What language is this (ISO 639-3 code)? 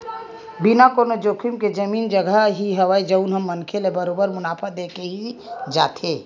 hne